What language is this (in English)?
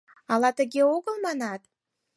Mari